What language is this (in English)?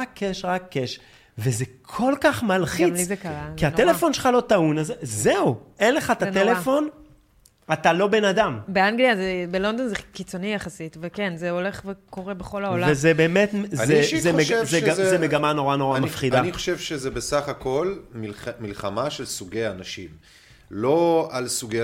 Hebrew